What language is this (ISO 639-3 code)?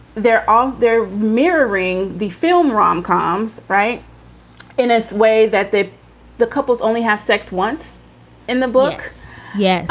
eng